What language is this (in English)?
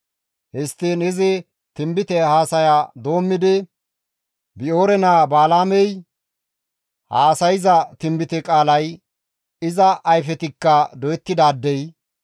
Gamo